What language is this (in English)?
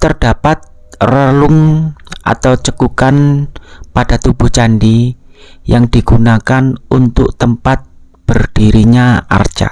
Indonesian